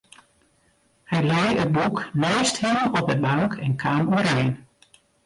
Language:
Western Frisian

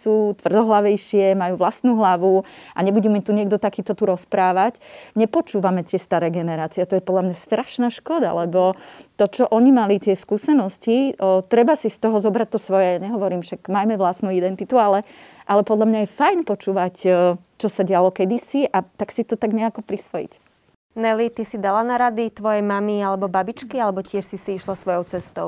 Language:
Slovak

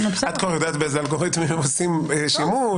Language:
Hebrew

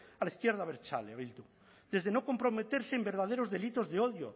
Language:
Spanish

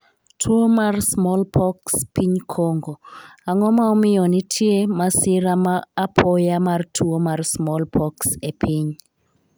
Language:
Luo (Kenya and Tanzania)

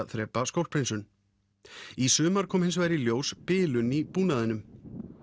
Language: Icelandic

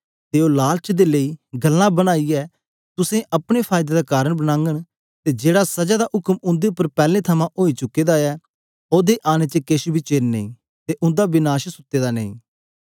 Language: Dogri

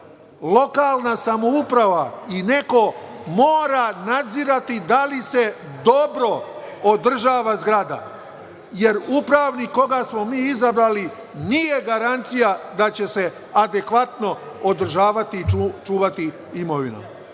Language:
Serbian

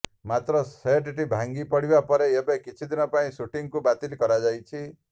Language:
Odia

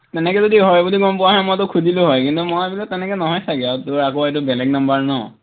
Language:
Assamese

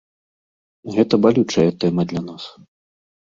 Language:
Belarusian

